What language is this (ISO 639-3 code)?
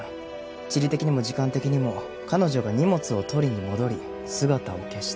jpn